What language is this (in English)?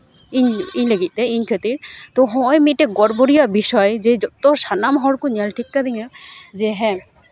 Santali